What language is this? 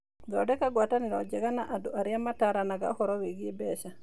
Kikuyu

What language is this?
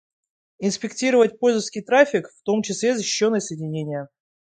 Russian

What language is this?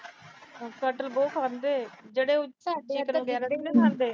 Punjabi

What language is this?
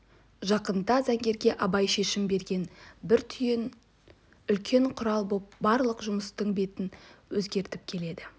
Kazakh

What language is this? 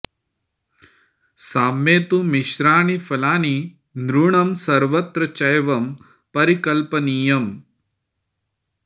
Sanskrit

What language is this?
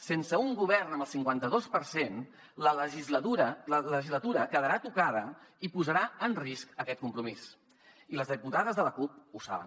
Catalan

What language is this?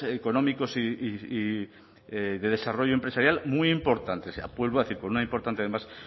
Spanish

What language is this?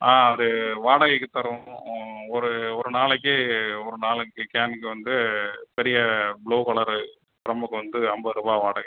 Tamil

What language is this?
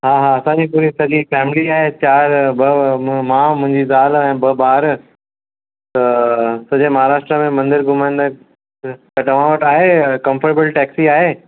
Sindhi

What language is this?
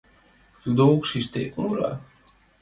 Mari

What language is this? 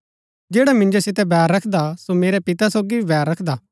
Gaddi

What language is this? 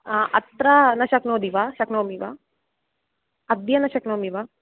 Sanskrit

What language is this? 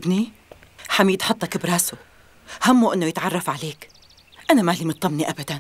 Arabic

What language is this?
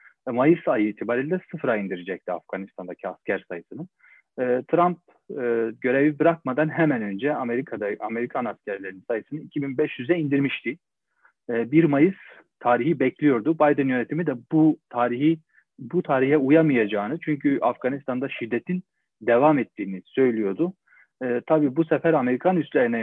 Turkish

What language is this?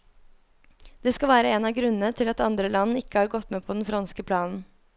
Norwegian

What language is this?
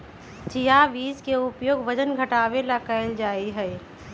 Magahi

